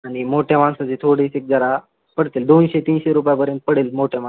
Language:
Marathi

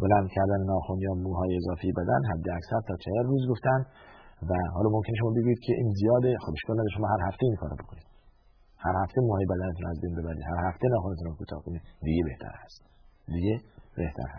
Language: Persian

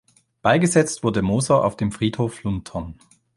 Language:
German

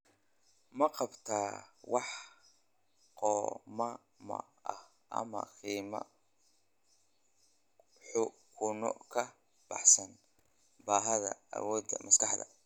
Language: Somali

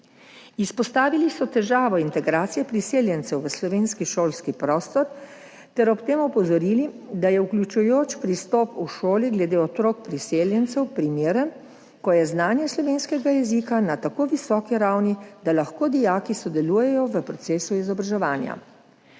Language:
Slovenian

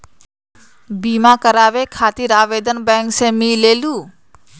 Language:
Magahi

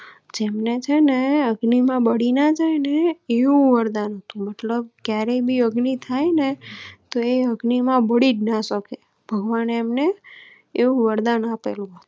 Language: Gujarati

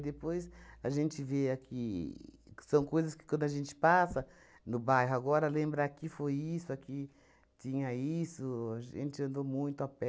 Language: Portuguese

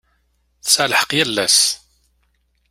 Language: Kabyle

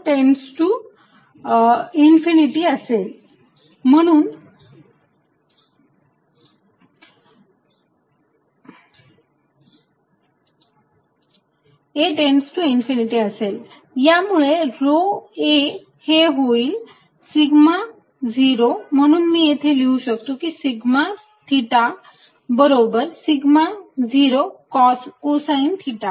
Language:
Marathi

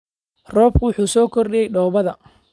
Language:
Somali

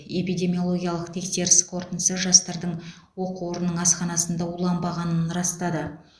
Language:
Kazakh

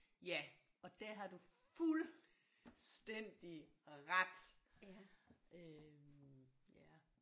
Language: Danish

